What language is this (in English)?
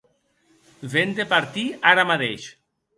Occitan